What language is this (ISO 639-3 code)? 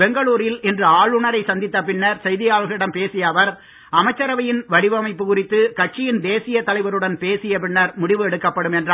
tam